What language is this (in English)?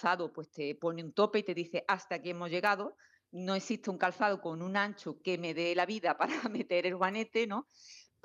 Spanish